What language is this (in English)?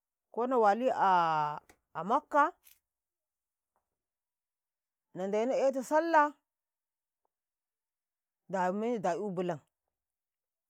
Karekare